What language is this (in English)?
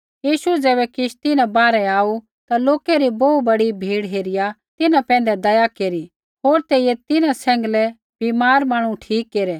Kullu Pahari